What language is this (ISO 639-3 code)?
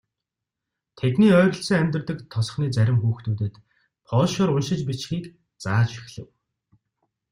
mon